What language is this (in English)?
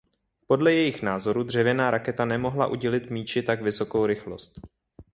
Czech